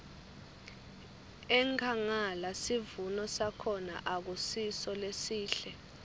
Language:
Swati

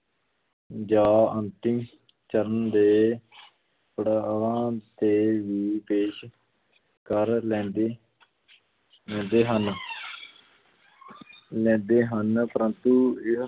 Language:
Punjabi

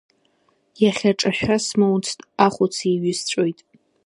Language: Abkhazian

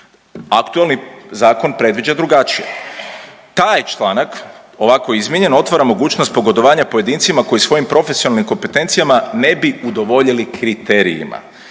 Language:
Croatian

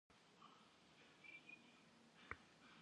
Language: Kabardian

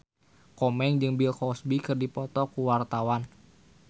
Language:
Sundanese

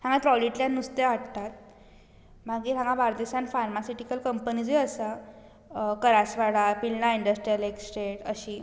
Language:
Konkani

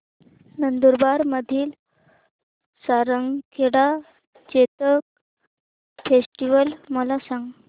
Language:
Marathi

